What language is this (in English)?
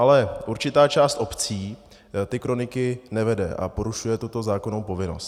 Czech